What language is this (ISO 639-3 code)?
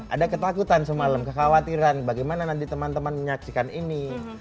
ind